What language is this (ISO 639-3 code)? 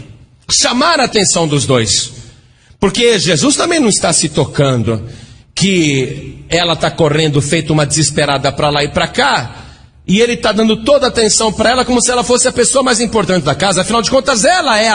por